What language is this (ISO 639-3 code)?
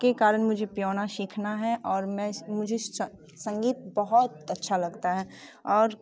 hin